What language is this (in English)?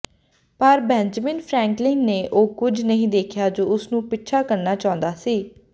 Punjabi